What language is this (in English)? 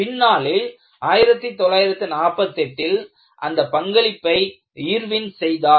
Tamil